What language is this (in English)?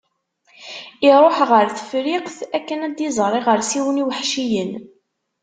Kabyle